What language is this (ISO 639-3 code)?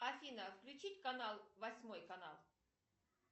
rus